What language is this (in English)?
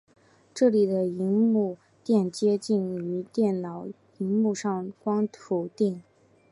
Chinese